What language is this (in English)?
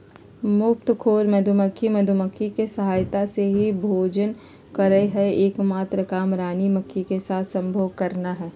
Magahi